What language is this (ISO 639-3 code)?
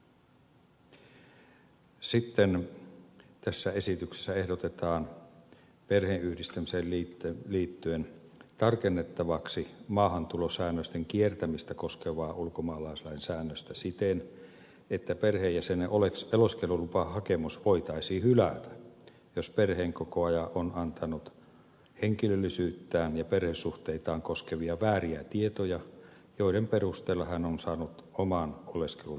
fin